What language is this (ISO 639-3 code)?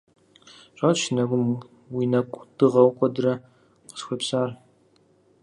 kbd